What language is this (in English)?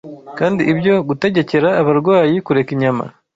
Kinyarwanda